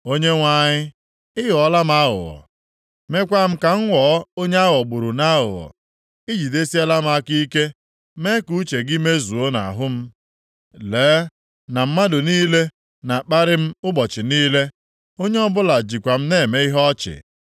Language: Igbo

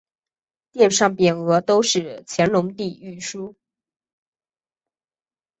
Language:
Chinese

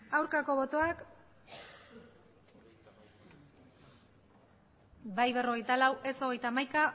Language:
Basque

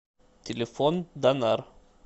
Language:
Russian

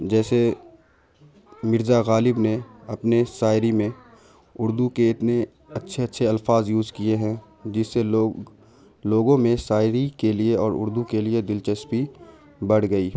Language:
Urdu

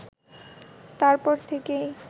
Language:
Bangla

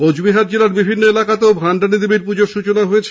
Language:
Bangla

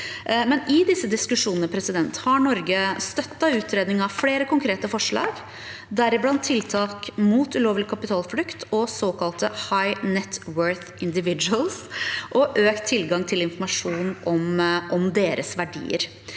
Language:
Norwegian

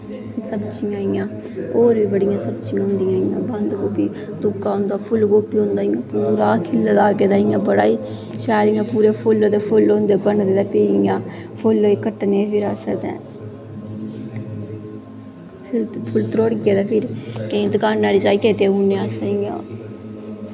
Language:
Dogri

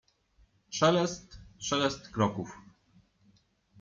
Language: Polish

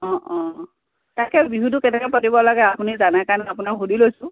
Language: Assamese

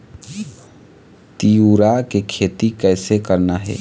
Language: Chhattisgarhi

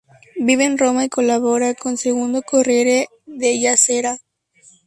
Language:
Spanish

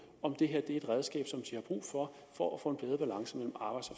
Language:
Danish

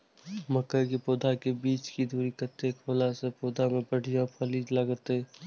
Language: Maithili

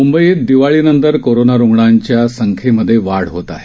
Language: Marathi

